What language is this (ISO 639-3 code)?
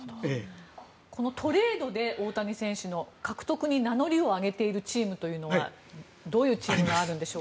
jpn